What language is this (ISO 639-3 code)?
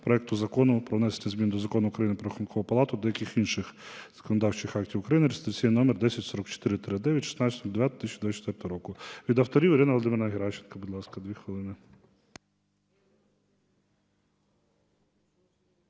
ukr